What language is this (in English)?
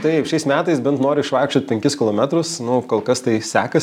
Lithuanian